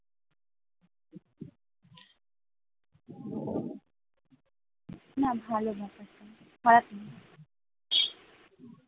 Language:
Bangla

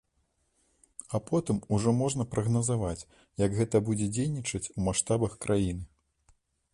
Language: Belarusian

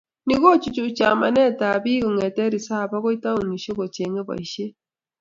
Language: Kalenjin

